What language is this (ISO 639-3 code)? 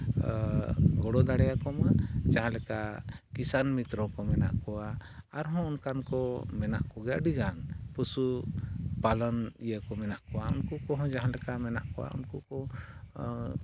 sat